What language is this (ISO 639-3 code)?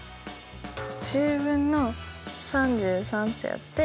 jpn